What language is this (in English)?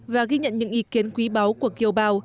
Vietnamese